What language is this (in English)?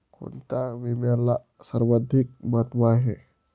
Marathi